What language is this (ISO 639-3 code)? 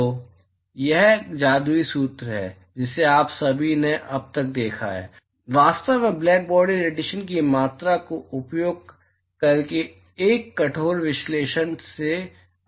hin